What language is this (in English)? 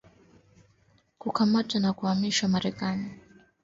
Swahili